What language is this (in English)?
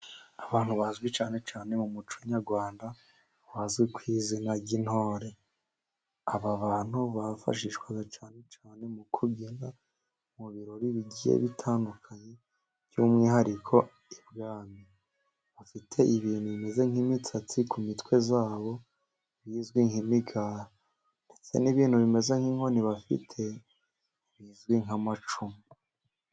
Kinyarwanda